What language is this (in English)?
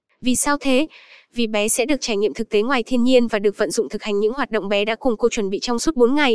Vietnamese